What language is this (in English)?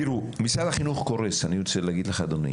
Hebrew